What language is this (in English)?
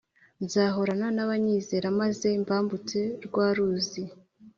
Kinyarwanda